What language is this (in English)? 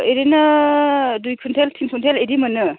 Bodo